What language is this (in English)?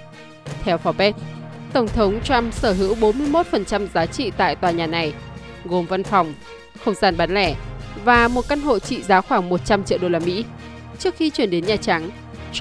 Vietnamese